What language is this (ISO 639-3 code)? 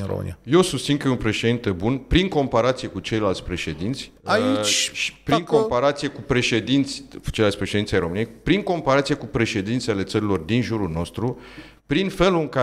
ron